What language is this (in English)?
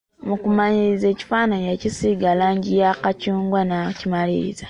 Ganda